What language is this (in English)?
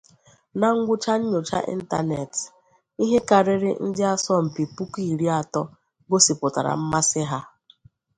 Igbo